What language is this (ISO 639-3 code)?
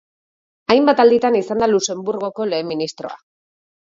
eus